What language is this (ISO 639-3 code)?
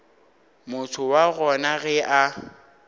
nso